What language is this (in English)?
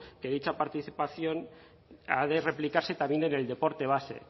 Spanish